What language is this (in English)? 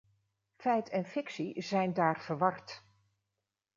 Dutch